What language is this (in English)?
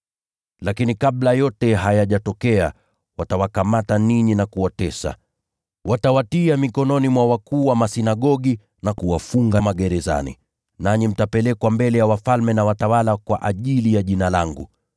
Swahili